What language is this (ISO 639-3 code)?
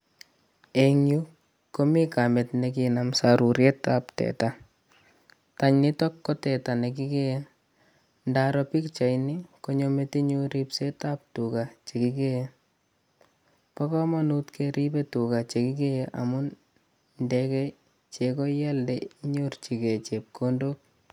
kln